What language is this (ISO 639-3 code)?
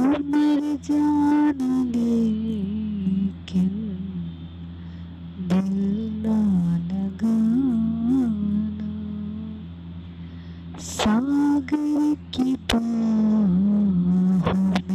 hin